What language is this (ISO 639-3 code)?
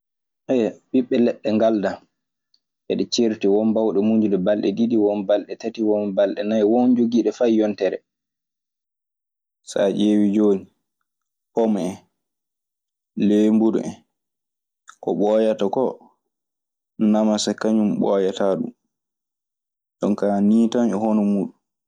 ffm